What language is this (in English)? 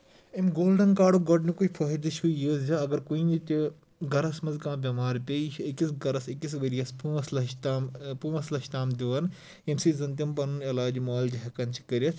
Kashmiri